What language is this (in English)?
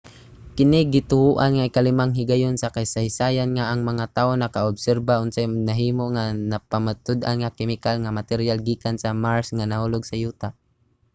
Cebuano